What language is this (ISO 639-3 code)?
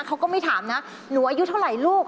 tha